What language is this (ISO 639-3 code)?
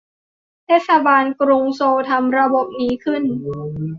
tha